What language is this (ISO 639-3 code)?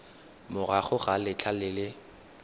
tsn